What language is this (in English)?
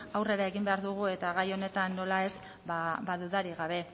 Basque